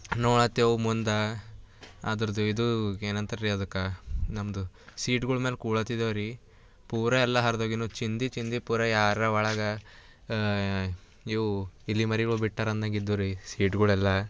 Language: Kannada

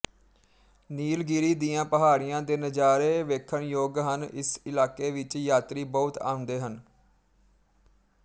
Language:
Punjabi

